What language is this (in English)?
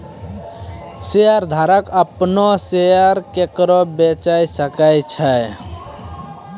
Maithili